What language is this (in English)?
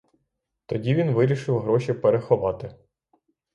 Ukrainian